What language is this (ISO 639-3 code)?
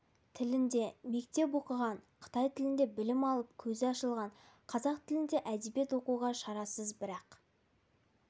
kaz